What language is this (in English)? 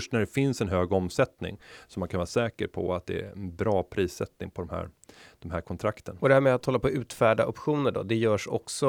Swedish